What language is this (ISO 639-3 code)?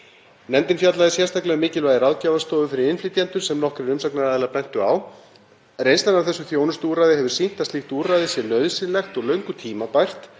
isl